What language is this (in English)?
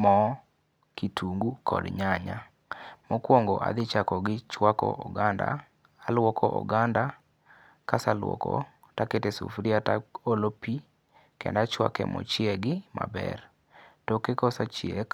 Luo (Kenya and Tanzania)